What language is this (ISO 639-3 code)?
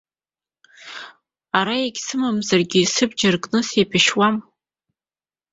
abk